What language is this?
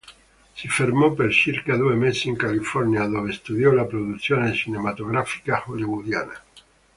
Italian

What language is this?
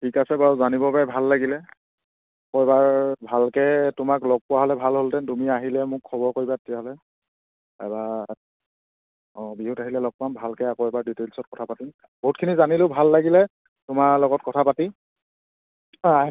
Assamese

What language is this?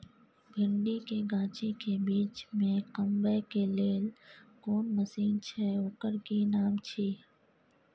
Maithili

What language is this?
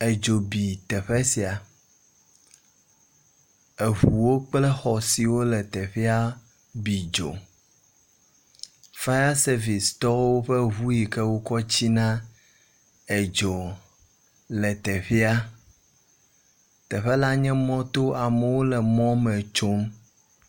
Ewe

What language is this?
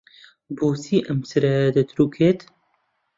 Central Kurdish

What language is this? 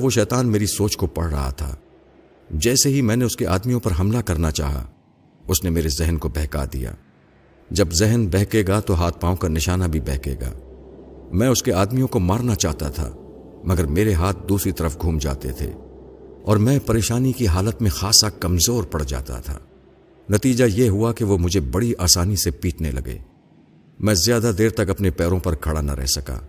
Urdu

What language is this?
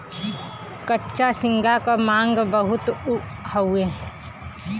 Bhojpuri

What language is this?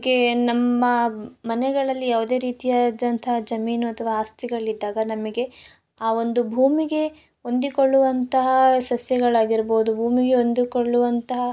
Kannada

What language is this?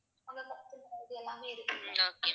Tamil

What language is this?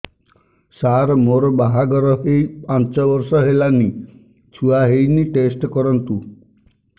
Odia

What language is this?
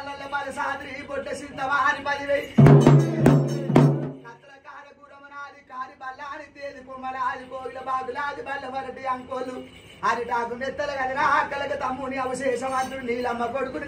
Arabic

